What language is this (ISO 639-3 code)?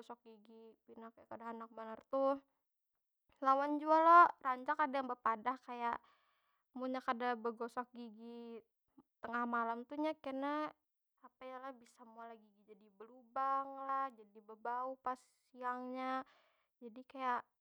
bjn